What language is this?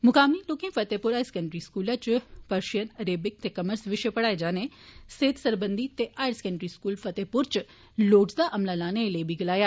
Dogri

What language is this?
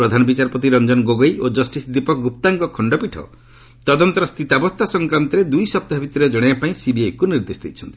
Odia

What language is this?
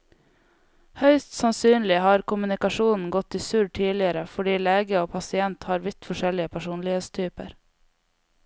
Norwegian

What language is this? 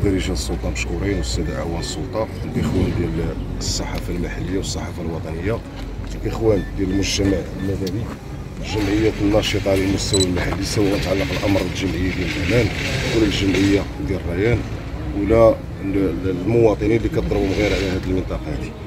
Arabic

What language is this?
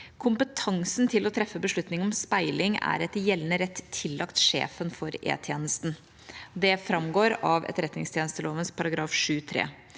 Norwegian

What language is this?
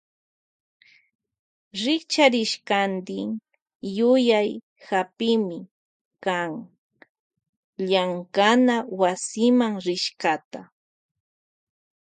Loja Highland Quichua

